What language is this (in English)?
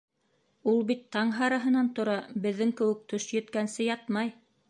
Bashkir